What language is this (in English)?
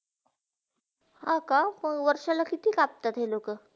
Marathi